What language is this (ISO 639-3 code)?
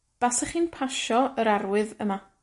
cym